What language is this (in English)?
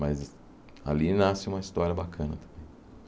Portuguese